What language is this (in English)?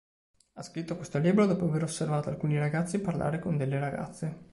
Italian